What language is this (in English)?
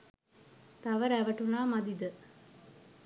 Sinhala